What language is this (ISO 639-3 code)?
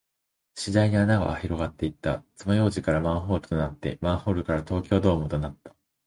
jpn